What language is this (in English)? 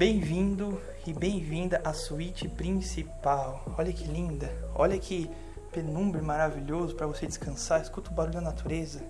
Portuguese